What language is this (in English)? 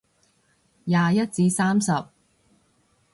Cantonese